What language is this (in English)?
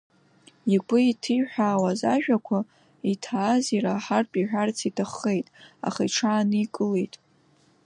Abkhazian